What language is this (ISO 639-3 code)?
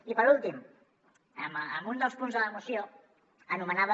cat